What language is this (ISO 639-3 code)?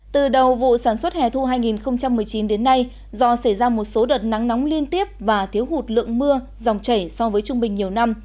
vie